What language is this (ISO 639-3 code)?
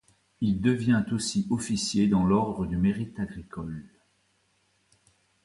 fra